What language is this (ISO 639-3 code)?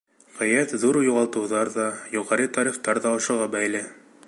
bak